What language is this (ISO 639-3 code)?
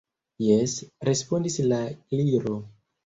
epo